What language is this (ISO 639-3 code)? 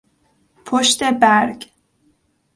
fas